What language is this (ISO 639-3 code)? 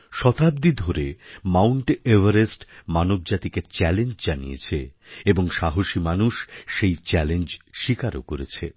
ben